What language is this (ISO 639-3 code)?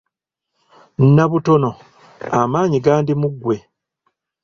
lug